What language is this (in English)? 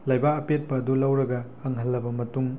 Manipuri